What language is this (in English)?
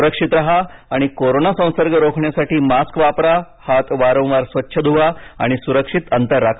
Marathi